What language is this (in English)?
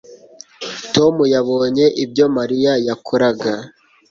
Kinyarwanda